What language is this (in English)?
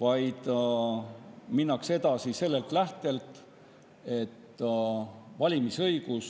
Estonian